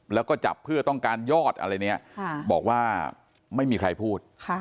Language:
Thai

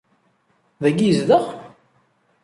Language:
Kabyle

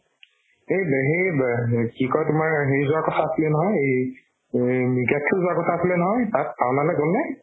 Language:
Assamese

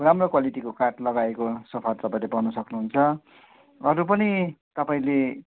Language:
Nepali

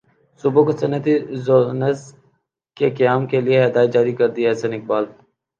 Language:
Urdu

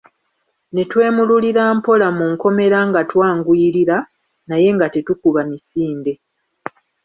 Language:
Ganda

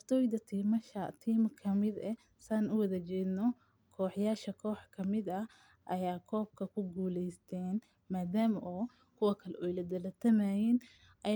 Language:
Somali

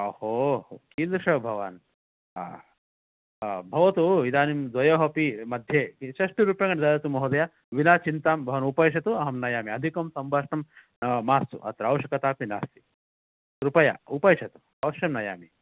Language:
Sanskrit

